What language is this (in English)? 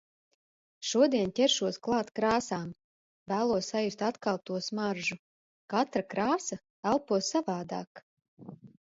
Latvian